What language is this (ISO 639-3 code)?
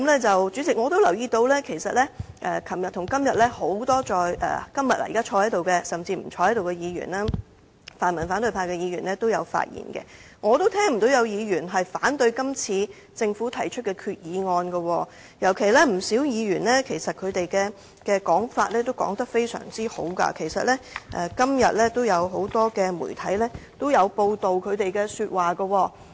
yue